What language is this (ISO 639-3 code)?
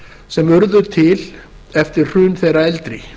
isl